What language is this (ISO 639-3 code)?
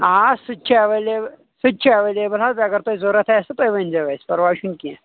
kas